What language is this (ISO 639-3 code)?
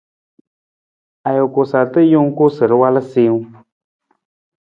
nmz